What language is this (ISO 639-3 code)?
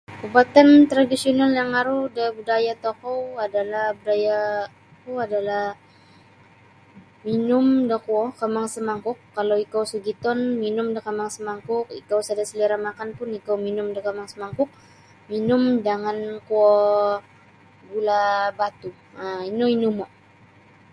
bsy